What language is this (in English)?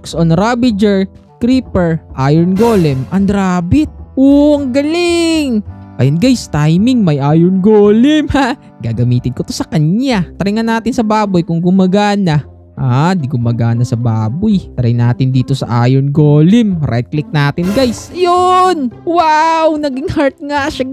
Filipino